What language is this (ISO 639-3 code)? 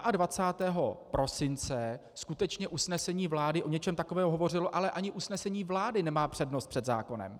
ces